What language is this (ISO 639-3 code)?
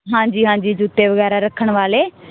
pan